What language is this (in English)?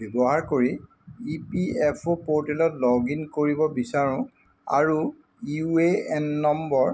Assamese